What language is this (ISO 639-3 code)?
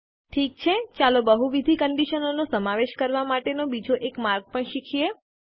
guj